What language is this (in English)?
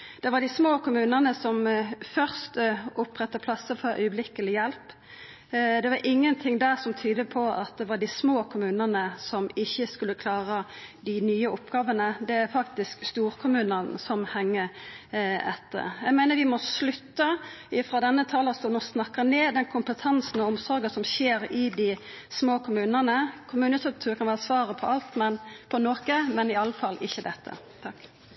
Norwegian Nynorsk